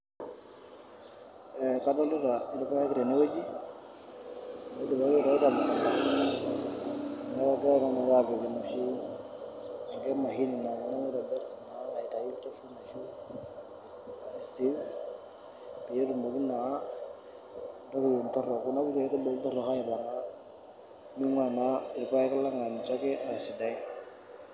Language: Masai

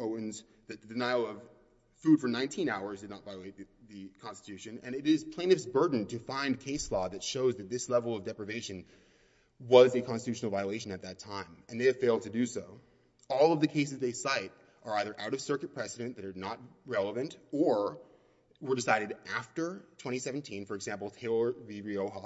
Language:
English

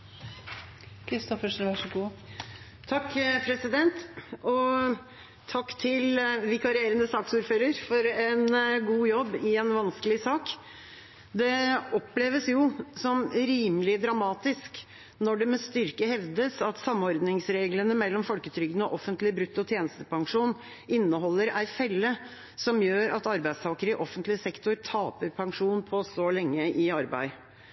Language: Norwegian Bokmål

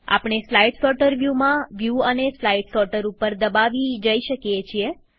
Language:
Gujarati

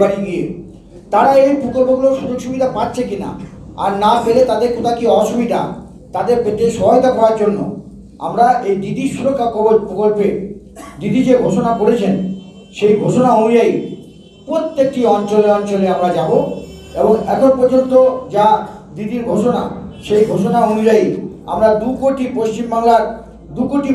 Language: Romanian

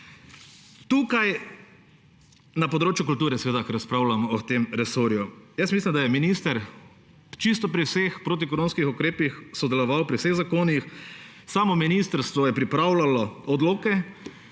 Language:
Slovenian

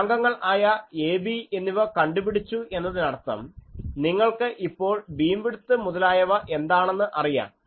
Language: Malayalam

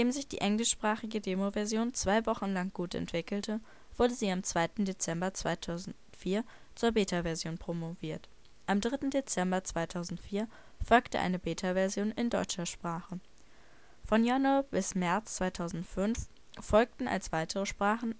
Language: German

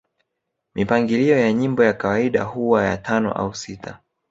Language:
Swahili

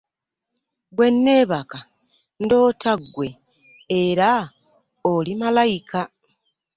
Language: Ganda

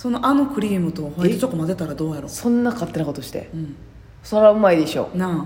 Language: Japanese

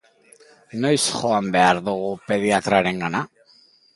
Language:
Basque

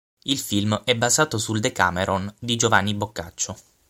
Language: Italian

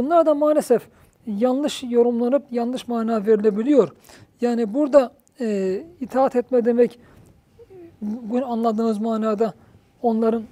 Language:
Turkish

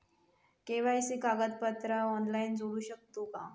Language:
Marathi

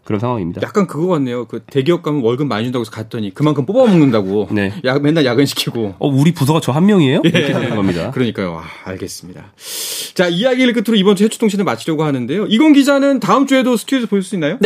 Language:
Korean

